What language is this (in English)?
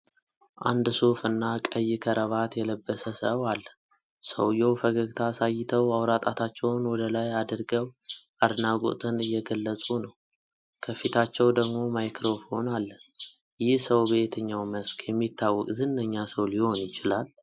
Amharic